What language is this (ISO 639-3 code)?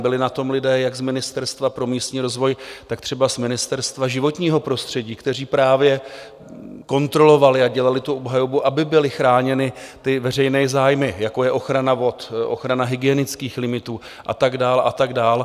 ces